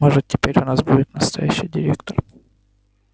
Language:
Russian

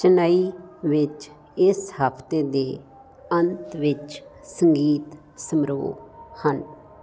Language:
Punjabi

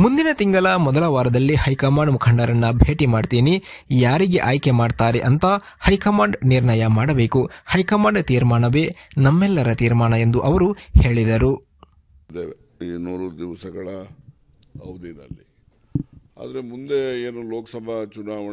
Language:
Romanian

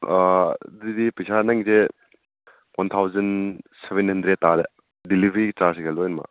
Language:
Manipuri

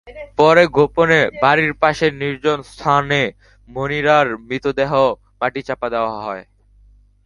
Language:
Bangla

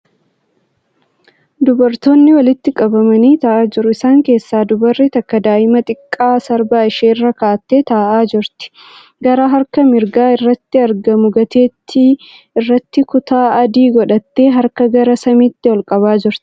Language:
Oromo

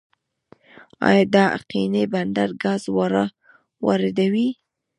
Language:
Pashto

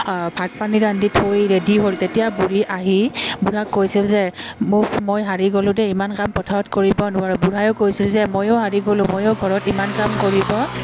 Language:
Assamese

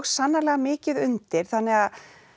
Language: Icelandic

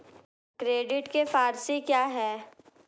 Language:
Hindi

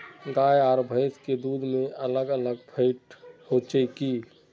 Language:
Magahi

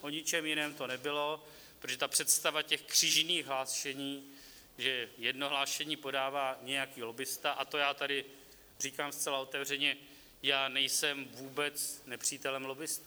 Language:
Czech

